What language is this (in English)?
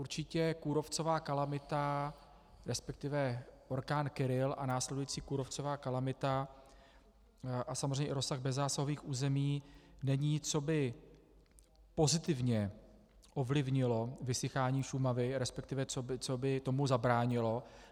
Czech